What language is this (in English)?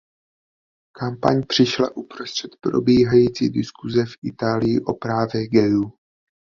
Czech